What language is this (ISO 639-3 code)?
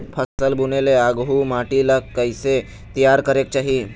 hne